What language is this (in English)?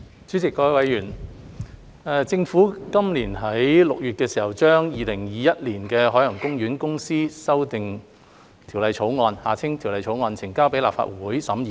Cantonese